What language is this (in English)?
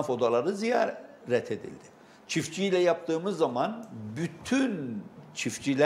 Turkish